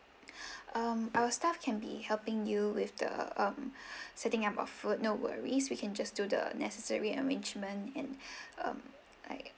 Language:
English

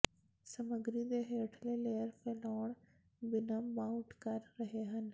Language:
Punjabi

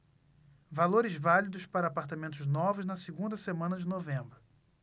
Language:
Portuguese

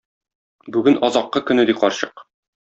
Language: Tatar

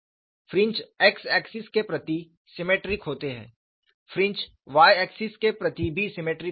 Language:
Hindi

